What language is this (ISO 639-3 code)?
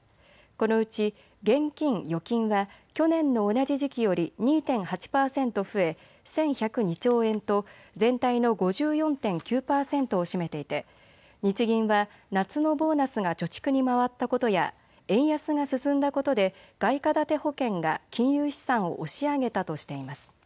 jpn